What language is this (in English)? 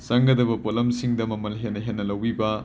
Manipuri